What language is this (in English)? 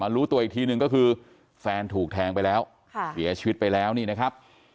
Thai